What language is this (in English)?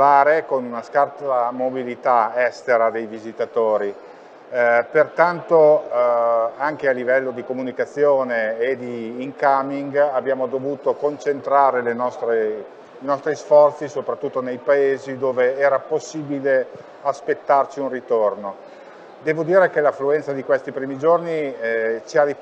Italian